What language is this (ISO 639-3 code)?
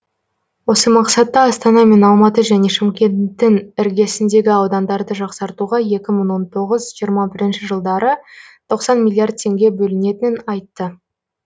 kaz